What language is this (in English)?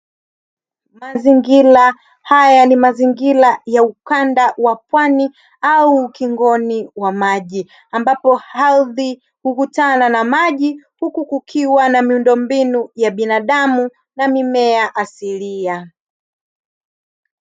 Swahili